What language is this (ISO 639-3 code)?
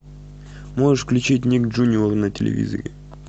rus